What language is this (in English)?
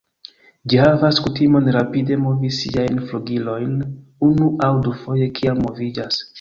Esperanto